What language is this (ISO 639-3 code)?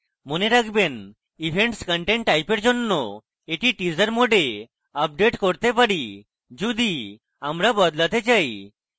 ben